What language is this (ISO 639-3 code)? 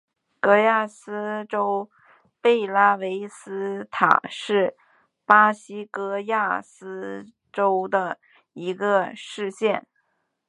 zho